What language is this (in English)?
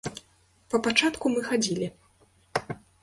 Belarusian